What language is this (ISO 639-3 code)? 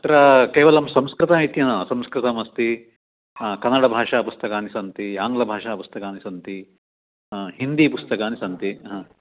san